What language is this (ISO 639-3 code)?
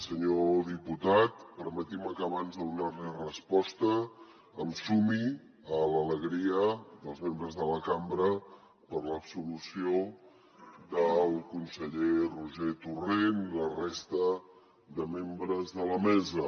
cat